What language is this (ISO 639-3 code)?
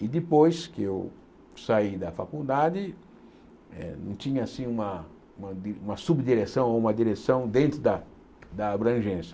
por